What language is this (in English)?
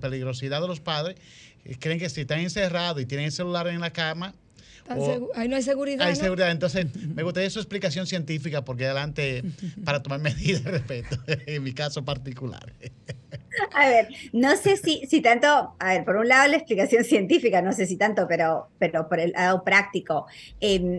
Spanish